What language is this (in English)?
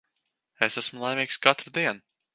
Latvian